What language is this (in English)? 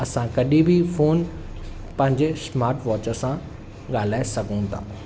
Sindhi